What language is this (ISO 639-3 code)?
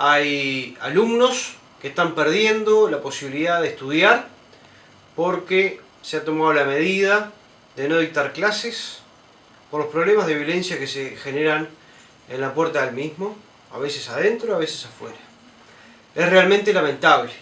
spa